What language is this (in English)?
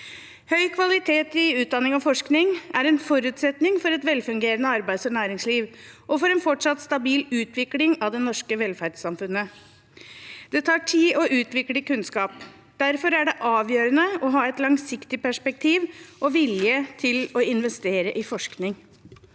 Norwegian